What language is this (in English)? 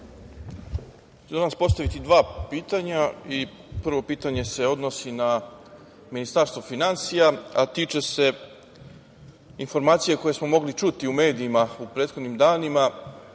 Serbian